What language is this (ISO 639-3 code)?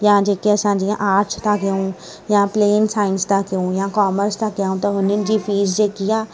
snd